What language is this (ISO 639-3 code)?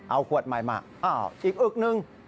tha